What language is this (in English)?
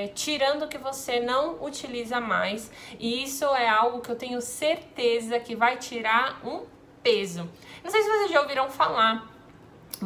Portuguese